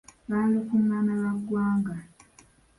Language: Ganda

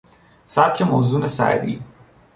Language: Persian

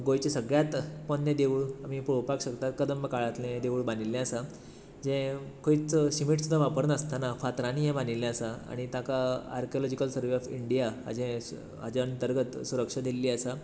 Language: Konkani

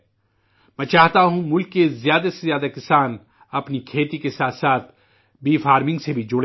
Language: Urdu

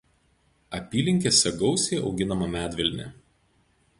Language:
Lithuanian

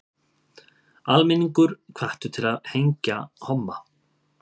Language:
Icelandic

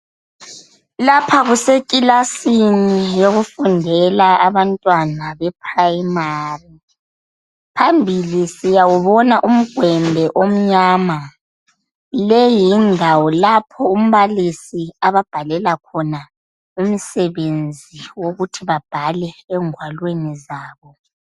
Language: North Ndebele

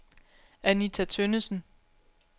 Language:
Danish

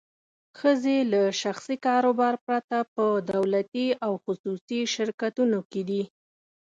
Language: Pashto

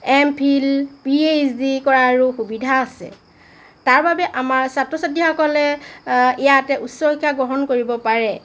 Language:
Assamese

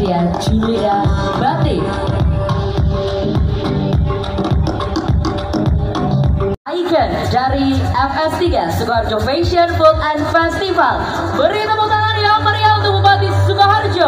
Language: Indonesian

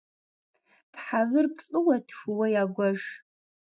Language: Kabardian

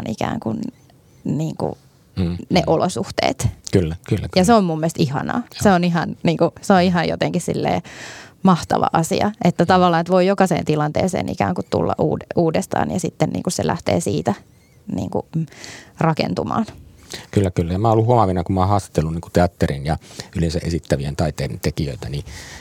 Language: Finnish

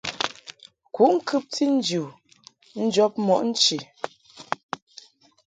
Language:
Mungaka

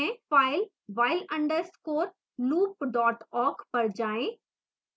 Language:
Hindi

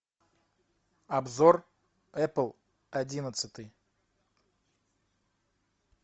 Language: Russian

